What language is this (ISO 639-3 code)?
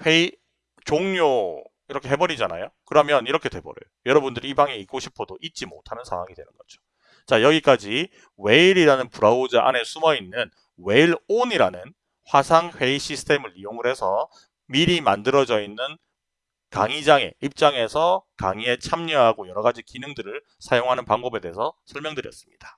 kor